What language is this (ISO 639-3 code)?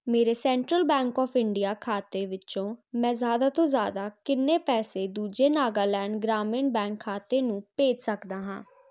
pan